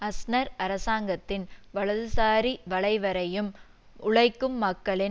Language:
Tamil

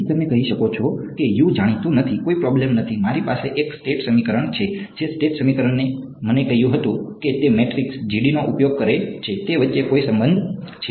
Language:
Gujarati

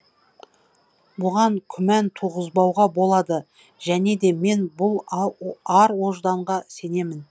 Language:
Kazakh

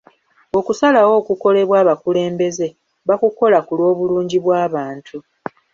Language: Ganda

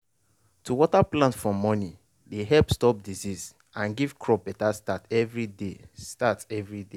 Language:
Nigerian Pidgin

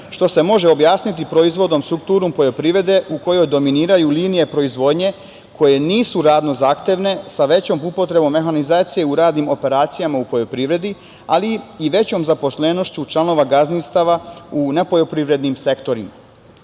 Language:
Serbian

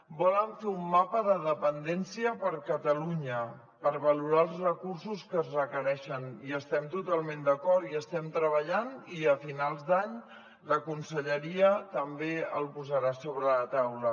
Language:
Catalan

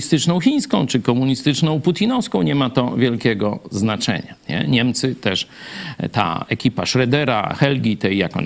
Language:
Polish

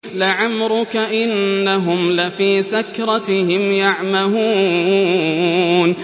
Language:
Arabic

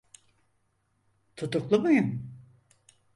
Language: Turkish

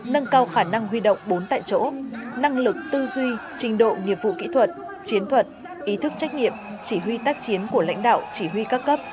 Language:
Vietnamese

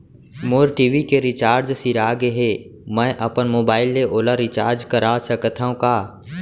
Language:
Chhattisgarhi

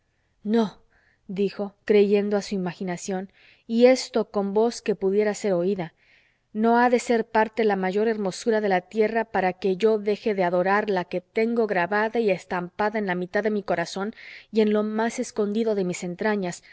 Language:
Spanish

